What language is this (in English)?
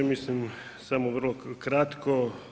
Croatian